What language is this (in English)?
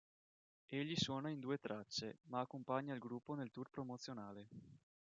Italian